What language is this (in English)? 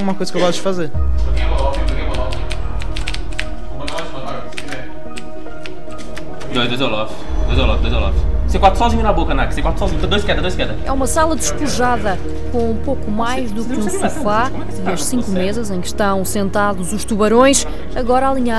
Portuguese